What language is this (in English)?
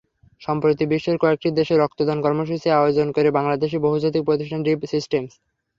Bangla